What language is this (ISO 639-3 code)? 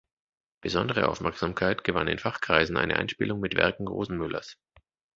deu